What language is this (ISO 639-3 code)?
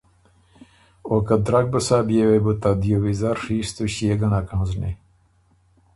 oru